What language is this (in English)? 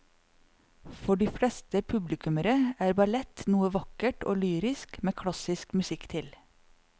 Norwegian